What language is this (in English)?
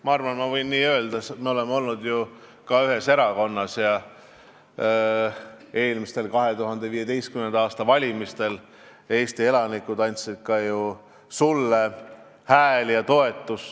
Estonian